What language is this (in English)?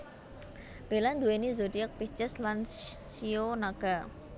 Javanese